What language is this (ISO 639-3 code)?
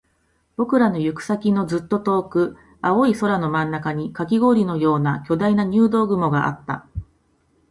jpn